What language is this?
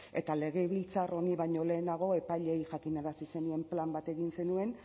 Basque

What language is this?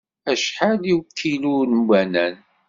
Kabyle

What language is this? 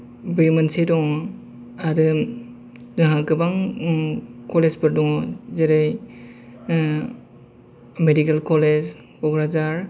Bodo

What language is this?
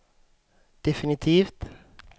Swedish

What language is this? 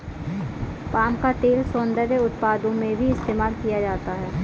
Hindi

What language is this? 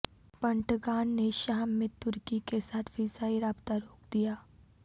Urdu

